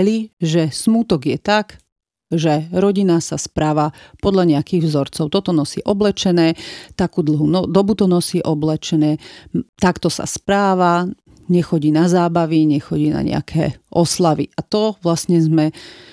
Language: Slovak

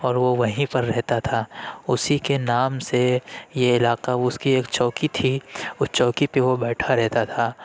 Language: Urdu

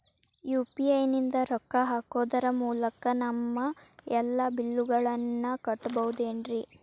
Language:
Kannada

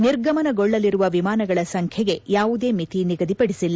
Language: Kannada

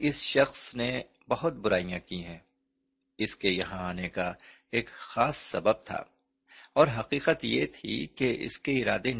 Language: Urdu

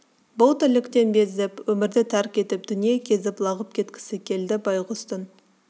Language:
Kazakh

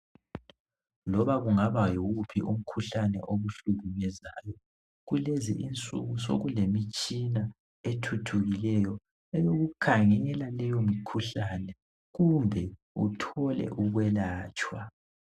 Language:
North Ndebele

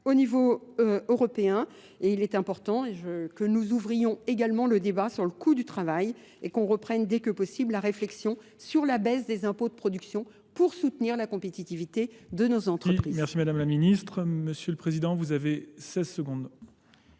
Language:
French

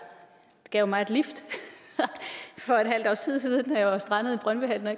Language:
Danish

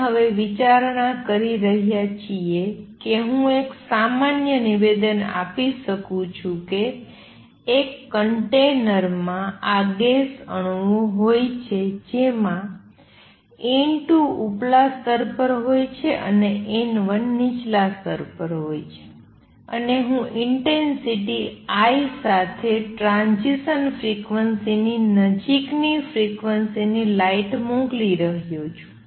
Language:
Gujarati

